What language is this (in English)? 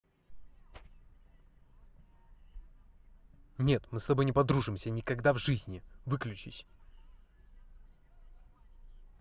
Russian